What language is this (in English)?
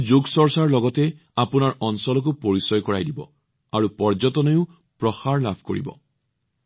Assamese